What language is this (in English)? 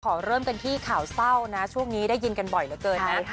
Thai